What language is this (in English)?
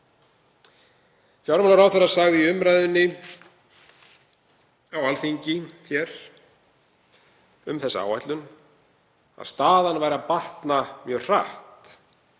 Icelandic